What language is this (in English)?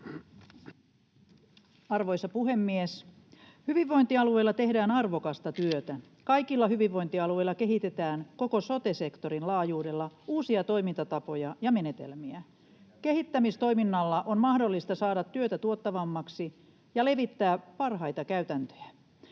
Finnish